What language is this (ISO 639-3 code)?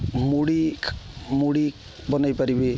ori